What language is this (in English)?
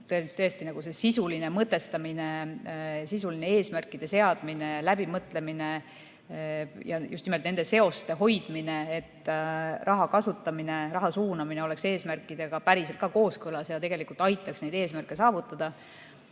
Estonian